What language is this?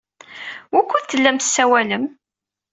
Kabyle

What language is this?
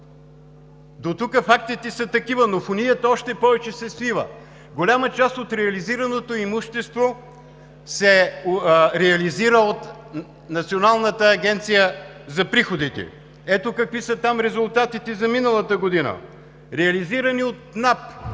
Bulgarian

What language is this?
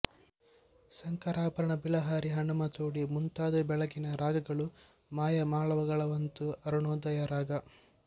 Kannada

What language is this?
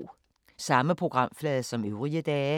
Danish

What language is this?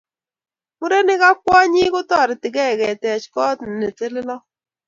Kalenjin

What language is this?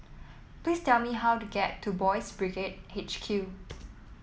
English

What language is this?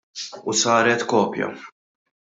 Maltese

